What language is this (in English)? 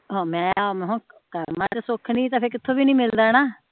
Punjabi